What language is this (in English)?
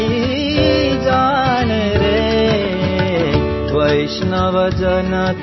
Assamese